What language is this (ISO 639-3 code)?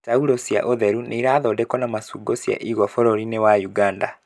kik